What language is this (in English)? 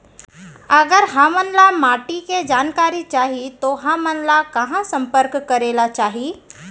Chhattisgarhi